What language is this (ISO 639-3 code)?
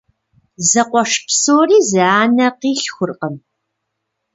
kbd